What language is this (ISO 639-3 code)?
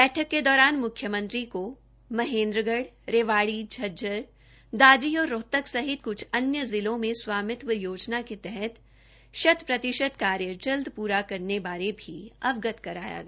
hin